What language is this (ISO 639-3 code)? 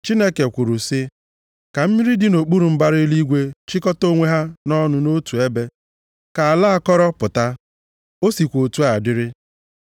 ibo